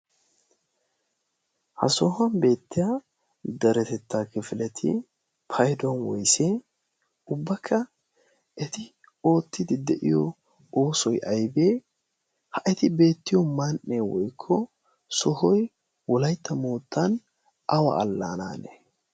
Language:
Wolaytta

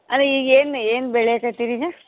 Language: Kannada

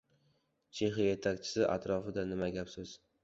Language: Uzbek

